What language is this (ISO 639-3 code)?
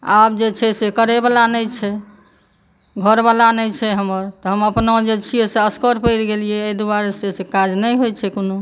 mai